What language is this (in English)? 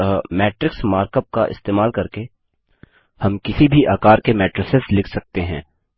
Hindi